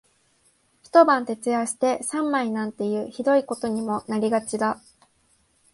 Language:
Japanese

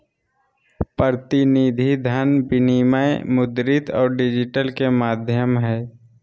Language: Magahi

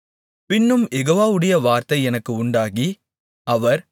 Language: Tamil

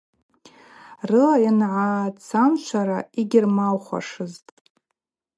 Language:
Abaza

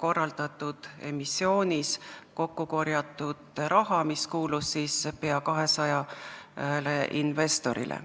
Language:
Estonian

